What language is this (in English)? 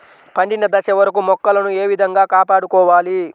Telugu